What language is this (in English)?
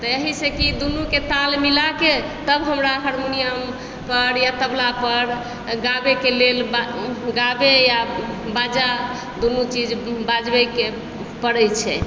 Maithili